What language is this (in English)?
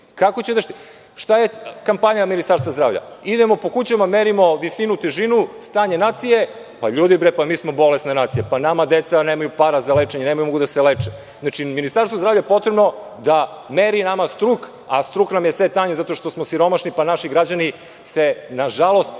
Serbian